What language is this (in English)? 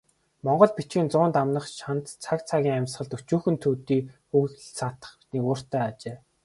Mongolian